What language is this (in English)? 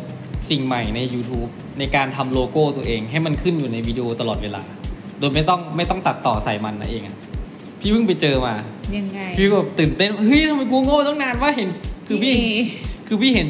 Thai